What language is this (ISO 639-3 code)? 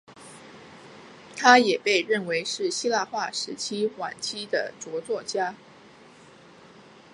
zho